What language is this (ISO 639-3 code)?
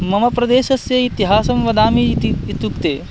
san